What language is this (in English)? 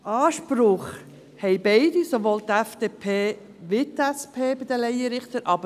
Swiss German